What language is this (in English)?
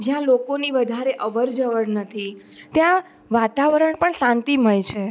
Gujarati